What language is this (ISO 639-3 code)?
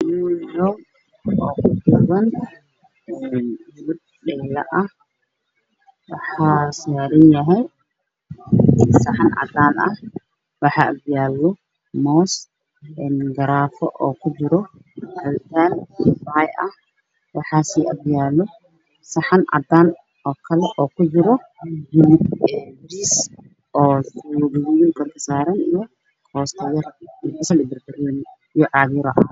som